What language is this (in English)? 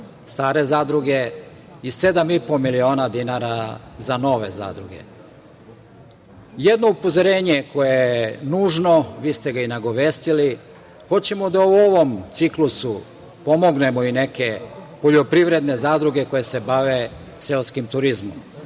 Serbian